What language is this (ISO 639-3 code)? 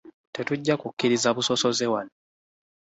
lug